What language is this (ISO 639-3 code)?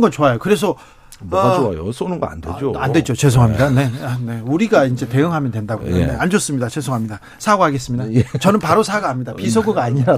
kor